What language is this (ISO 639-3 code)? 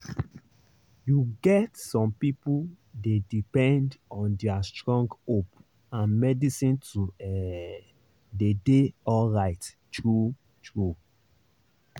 pcm